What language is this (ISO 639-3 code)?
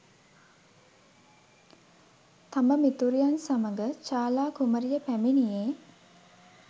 sin